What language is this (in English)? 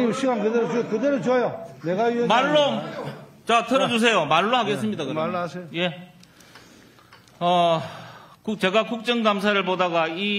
Korean